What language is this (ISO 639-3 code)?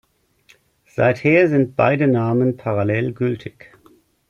deu